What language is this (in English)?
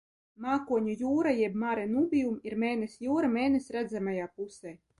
Latvian